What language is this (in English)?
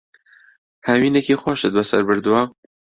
Central Kurdish